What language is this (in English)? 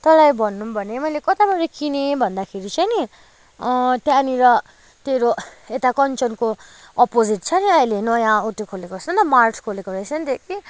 Nepali